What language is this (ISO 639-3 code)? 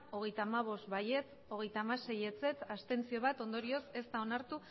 eus